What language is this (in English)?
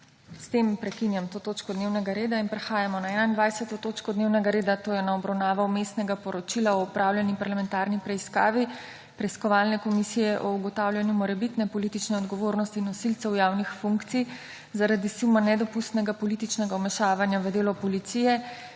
Slovenian